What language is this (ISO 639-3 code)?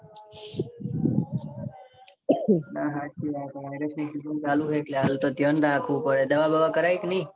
guj